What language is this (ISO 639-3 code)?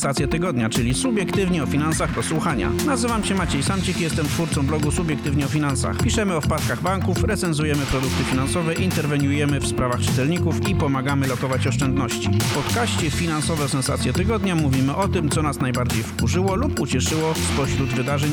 pol